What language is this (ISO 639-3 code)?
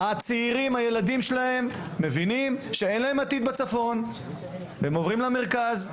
heb